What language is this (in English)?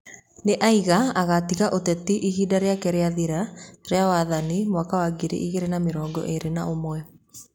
Kikuyu